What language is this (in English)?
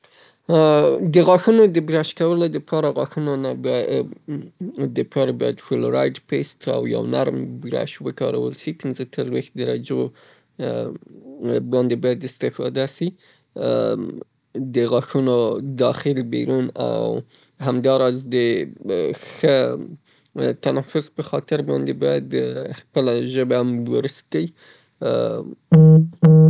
Southern Pashto